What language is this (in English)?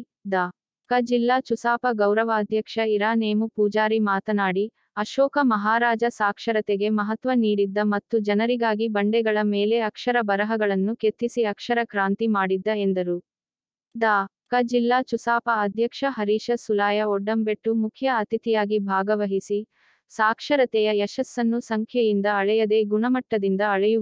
Kannada